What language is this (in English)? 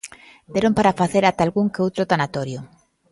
Galician